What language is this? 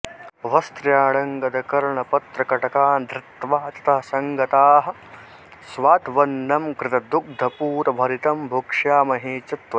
Sanskrit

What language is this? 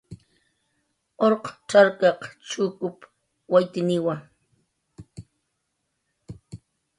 Jaqaru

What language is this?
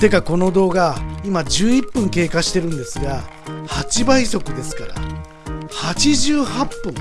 Japanese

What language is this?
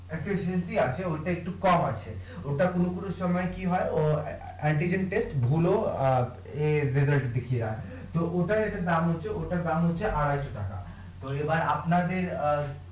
Bangla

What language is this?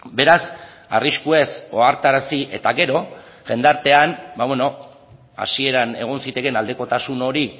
Basque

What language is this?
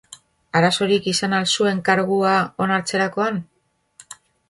Basque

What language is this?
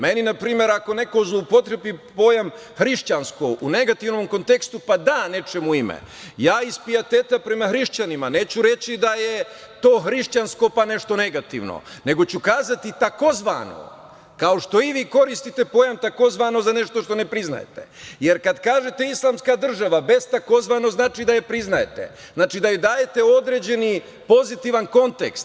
Serbian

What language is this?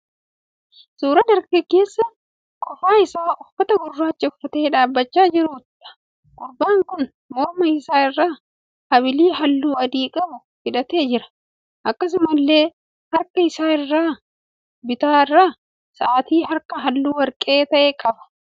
Oromo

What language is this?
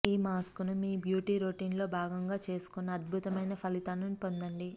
Telugu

